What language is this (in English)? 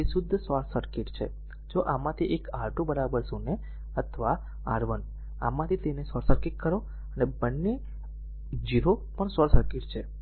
Gujarati